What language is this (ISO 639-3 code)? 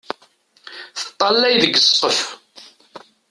kab